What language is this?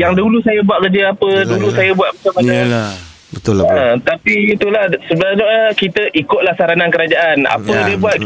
Malay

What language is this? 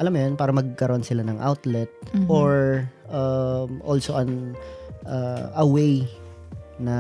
Filipino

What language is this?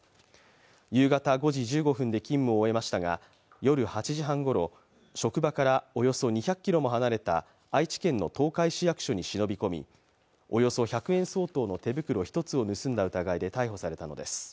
Japanese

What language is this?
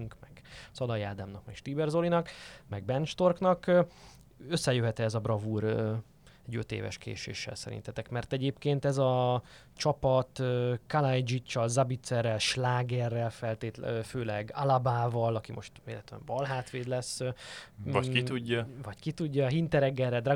Hungarian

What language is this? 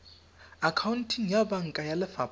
Tswana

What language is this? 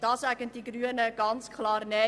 Swiss German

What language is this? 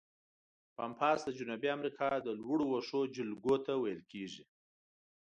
Pashto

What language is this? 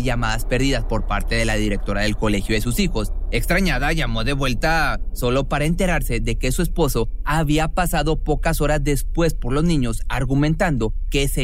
Spanish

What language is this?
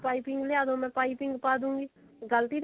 Punjabi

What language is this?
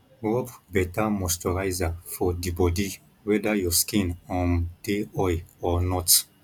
Nigerian Pidgin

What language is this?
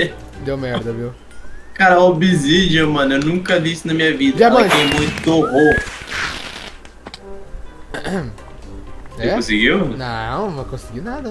Portuguese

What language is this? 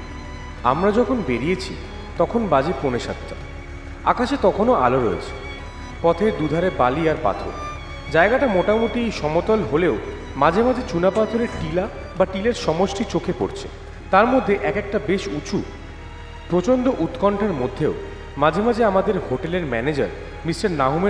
Bangla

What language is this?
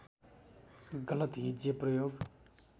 Nepali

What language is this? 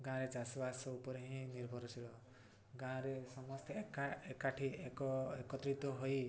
Odia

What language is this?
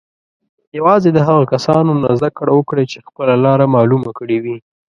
Pashto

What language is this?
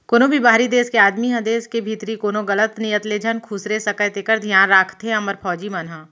Chhattisgarhi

